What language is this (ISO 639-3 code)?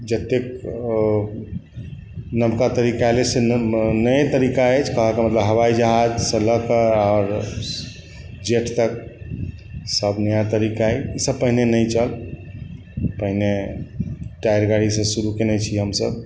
mai